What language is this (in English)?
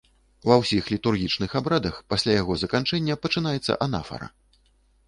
Belarusian